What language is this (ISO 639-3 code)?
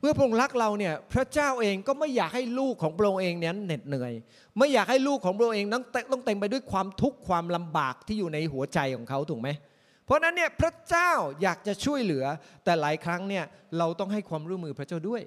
tha